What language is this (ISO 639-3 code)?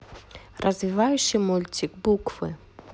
rus